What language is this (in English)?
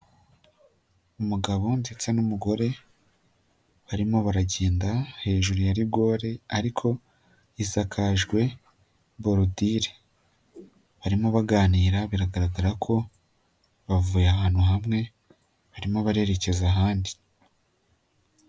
Kinyarwanda